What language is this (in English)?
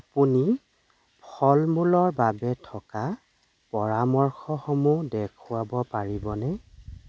Assamese